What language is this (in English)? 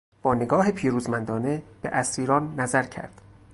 Persian